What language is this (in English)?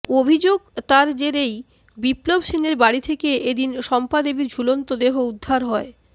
Bangla